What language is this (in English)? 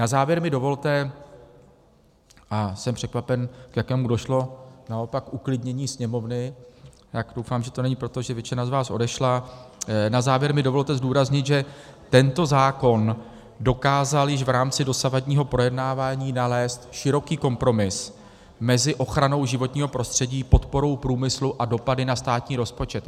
Czech